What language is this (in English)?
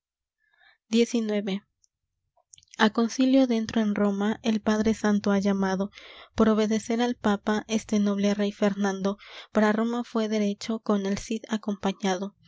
Spanish